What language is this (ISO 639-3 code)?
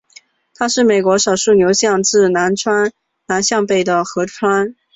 zho